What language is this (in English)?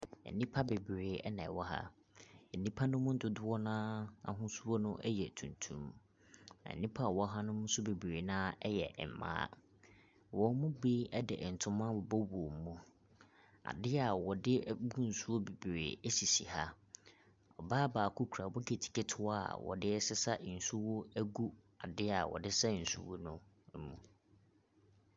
Akan